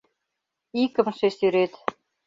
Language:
Mari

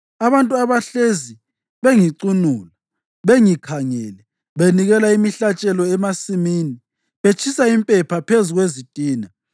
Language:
North Ndebele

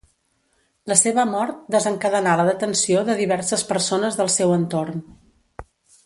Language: Catalan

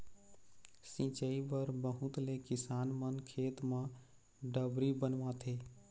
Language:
Chhattisgarhi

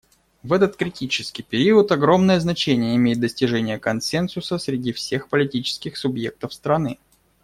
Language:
Russian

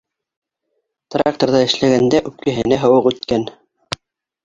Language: Bashkir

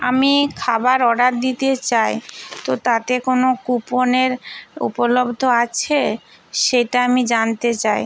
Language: Bangla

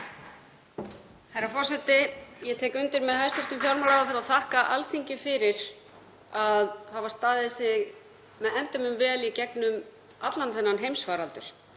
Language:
Icelandic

